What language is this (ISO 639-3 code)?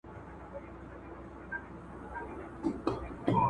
pus